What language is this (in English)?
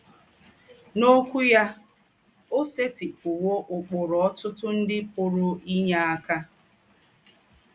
Igbo